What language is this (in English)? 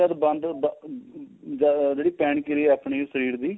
Punjabi